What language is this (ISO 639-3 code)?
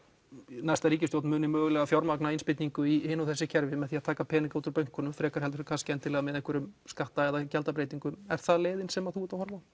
isl